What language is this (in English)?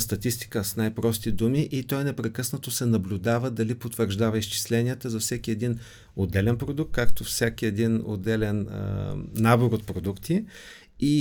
Bulgarian